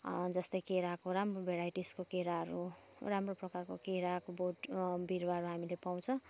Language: Nepali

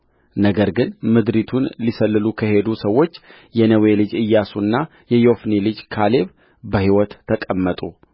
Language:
Amharic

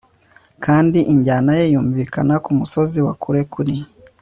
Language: Kinyarwanda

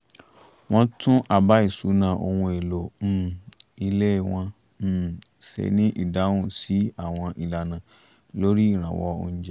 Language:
Yoruba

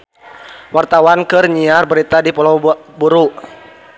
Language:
Sundanese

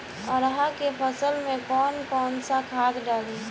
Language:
Bhojpuri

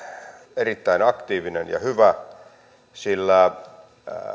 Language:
Finnish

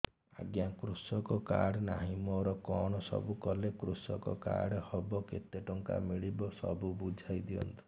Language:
Odia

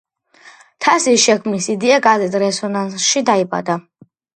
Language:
Georgian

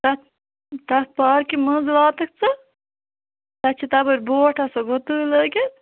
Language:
Kashmiri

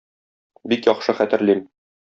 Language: Tatar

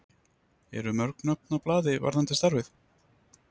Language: Icelandic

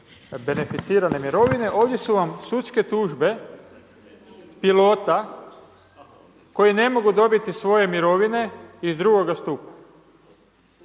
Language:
Croatian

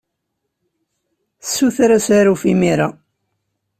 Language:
Kabyle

